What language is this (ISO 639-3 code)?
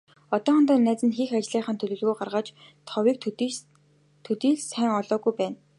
mon